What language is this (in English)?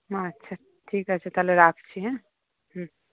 Bangla